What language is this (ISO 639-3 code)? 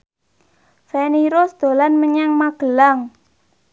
jav